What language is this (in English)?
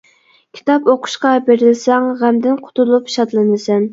Uyghur